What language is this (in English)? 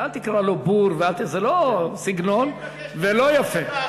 Hebrew